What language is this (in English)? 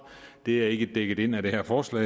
Danish